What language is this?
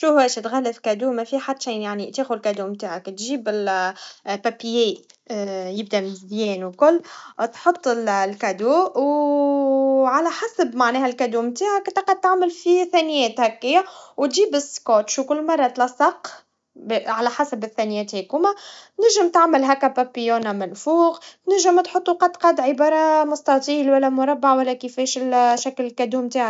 Tunisian Arabic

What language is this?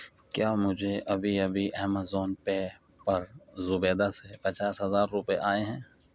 Urdu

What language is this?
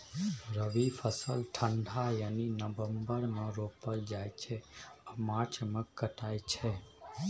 Maithili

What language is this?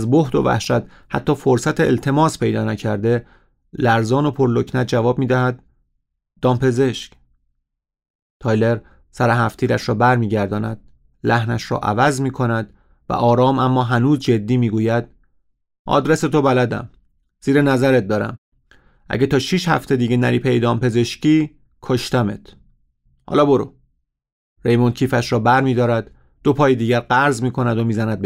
Persian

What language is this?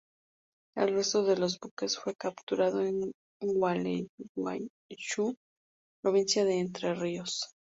Spanish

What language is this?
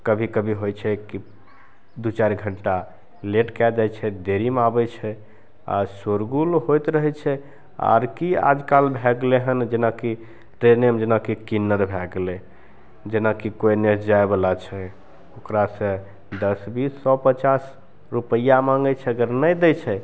Maithili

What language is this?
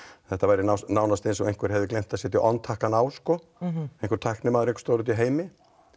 Icelandic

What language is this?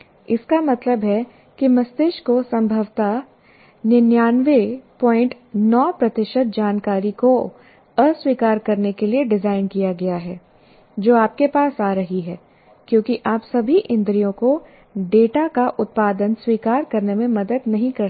Hindi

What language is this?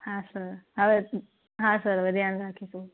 Gujarati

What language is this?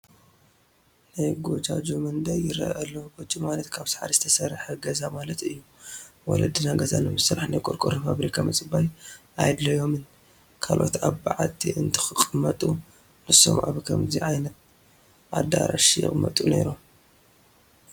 Tigrinya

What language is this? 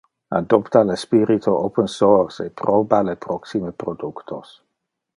Interlingua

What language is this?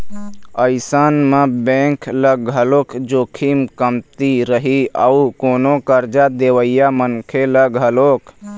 Chhattisgarhi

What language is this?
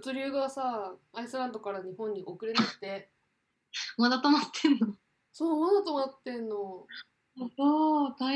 Japanese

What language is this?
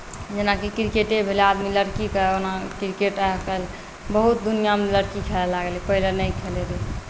Maithili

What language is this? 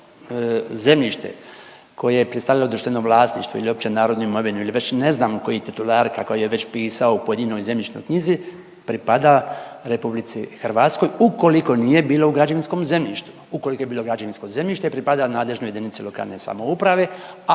Croatian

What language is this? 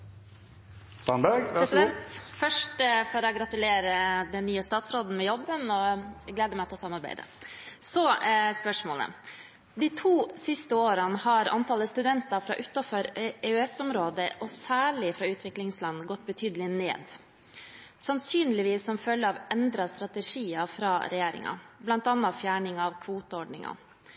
Norwegian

